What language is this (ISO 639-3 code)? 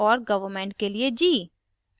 hin